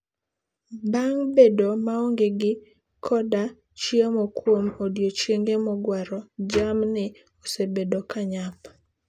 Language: Luo (Kenya and Tanzania)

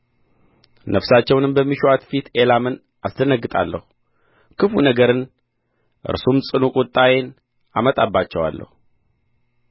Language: Amharic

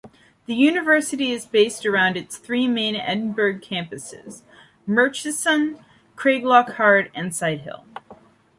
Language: English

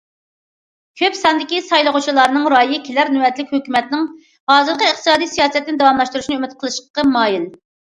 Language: Uyghur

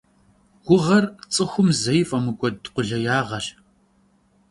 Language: Kabardian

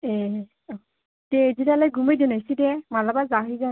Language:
Bodo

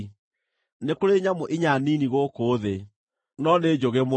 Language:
Kikuyu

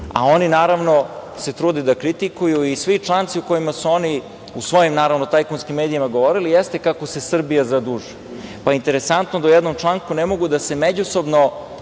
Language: Serbian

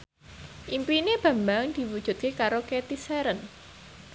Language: Javanese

